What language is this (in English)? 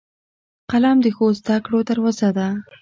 Pashto